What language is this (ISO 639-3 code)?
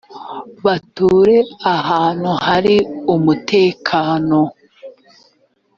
kin